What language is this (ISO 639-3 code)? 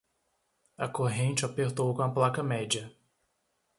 por